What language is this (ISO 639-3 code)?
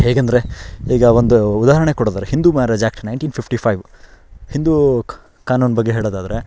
kan